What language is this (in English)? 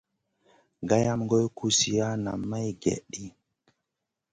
Masana